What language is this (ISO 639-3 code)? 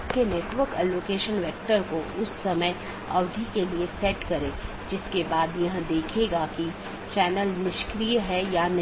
hin